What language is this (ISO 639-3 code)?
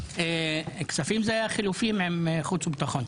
heb